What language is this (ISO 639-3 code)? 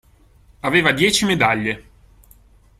ita